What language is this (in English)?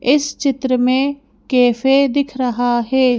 Hindi